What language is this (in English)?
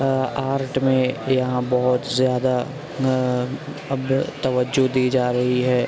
Urdu